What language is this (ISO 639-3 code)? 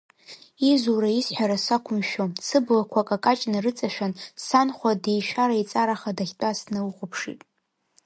abk